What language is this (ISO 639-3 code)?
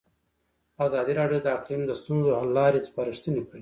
pus